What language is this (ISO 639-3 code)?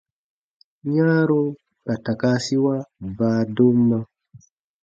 bba